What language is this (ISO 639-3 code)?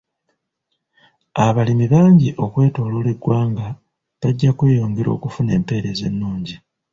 lug